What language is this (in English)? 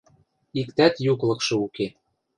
Western Mari